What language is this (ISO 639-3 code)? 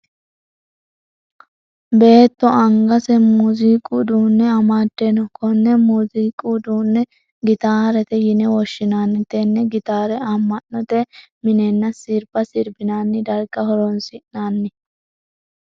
sid